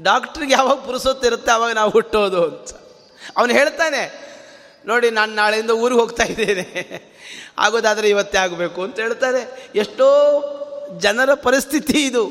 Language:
Kannada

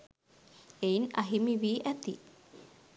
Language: Sinhala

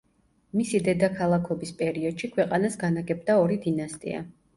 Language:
Georgian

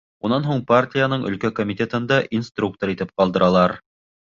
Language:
Bashkir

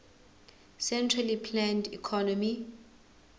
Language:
Zulu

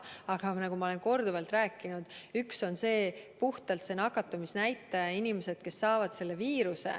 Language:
Estonian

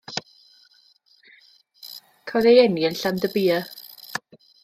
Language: Welsh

